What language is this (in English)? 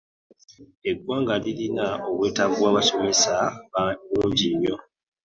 Ganda